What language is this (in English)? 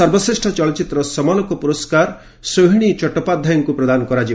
Odia